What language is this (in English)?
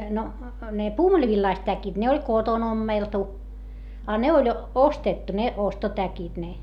Finnish